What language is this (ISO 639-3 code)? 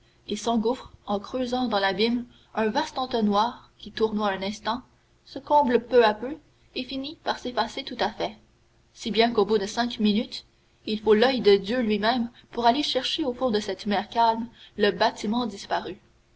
fra